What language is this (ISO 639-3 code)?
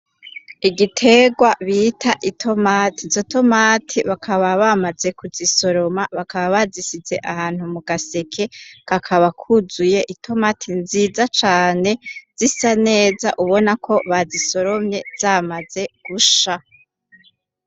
run